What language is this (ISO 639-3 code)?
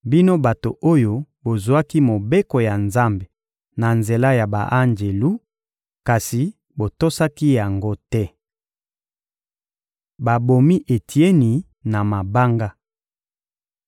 lin